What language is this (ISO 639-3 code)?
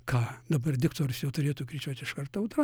lit